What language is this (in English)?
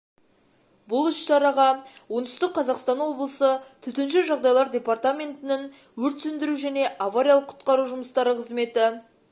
Kazakh